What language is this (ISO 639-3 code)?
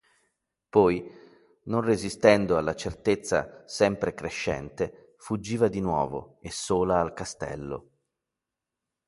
ita